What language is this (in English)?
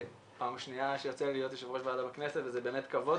Hebrew